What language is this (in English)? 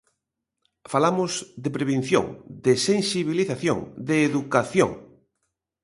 Galician